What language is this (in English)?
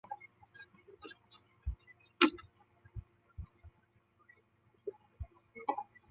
Chinese